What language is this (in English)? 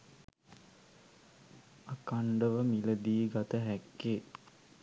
Sinhala